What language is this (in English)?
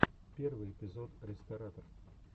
Russian